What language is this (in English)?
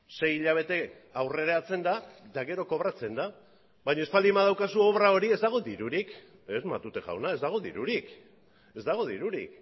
Basque